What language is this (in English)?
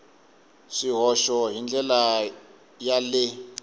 Tsonga